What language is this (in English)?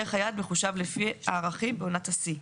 Hebrew